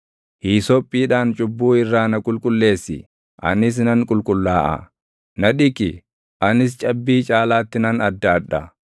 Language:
Oromo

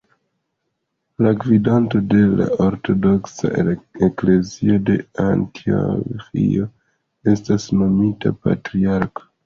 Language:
Esperanto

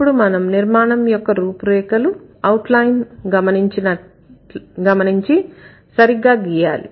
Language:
Telugu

